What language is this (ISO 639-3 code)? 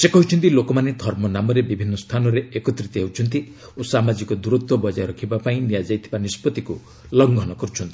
ori